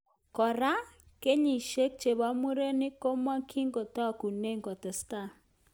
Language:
Kalenjin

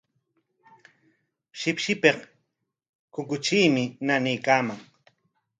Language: Corongo Ancash Quechua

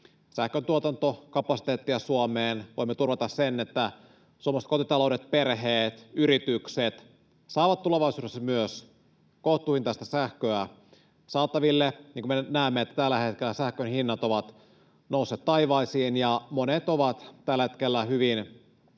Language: Finnish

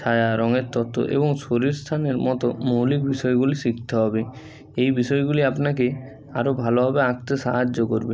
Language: Bangla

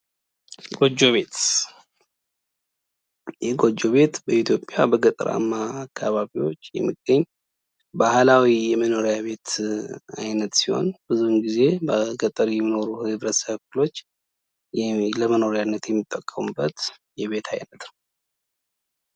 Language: Amharic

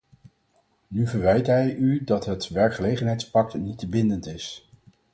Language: Dutch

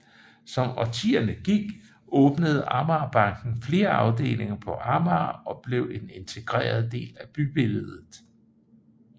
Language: Danish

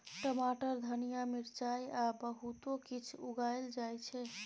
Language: Maithili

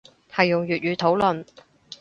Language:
Cantonese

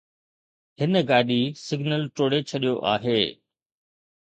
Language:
Sindhi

